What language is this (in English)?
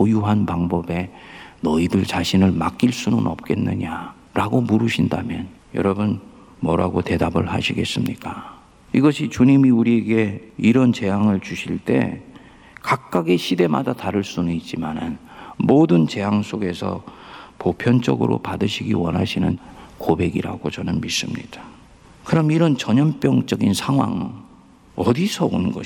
Korean